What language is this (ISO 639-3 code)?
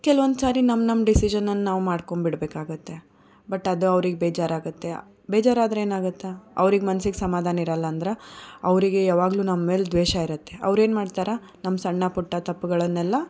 kan